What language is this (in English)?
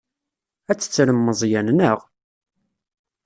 Kabyle